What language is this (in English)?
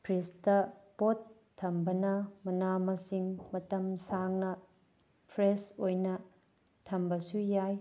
Manipuri